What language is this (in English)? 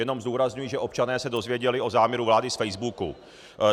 Czech